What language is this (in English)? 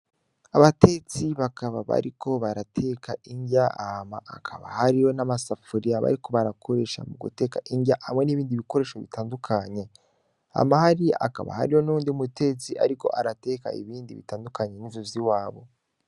Rundi